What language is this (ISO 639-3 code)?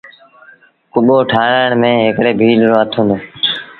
sbn